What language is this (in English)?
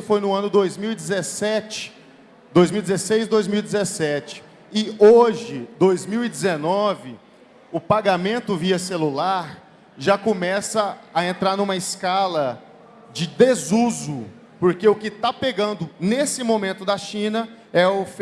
Portuguese